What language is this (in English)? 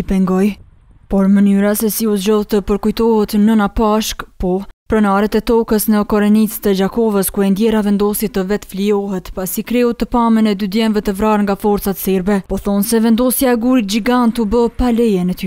Romanian